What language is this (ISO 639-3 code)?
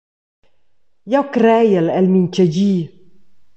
roh